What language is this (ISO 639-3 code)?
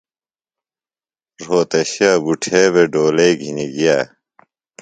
phl